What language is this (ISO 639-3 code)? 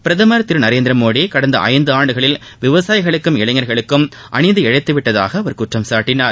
tam